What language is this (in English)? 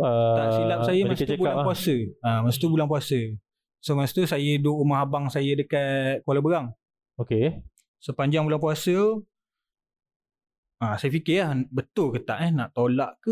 Malay